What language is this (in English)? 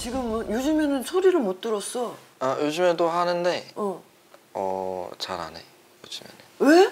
Korean